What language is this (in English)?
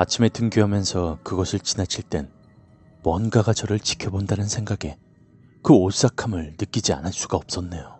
Korean